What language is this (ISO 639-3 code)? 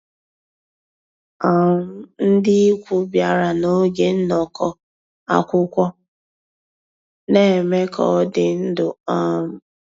ibo